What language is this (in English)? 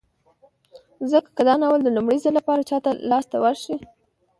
Pashto